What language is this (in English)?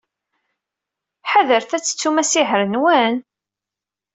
Kabyle